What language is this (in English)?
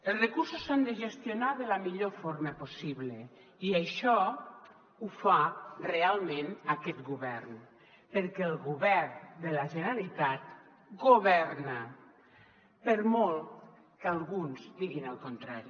Catalan